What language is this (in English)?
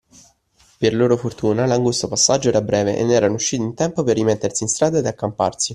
Italian